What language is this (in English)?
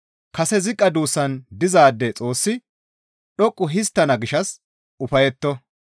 Gamo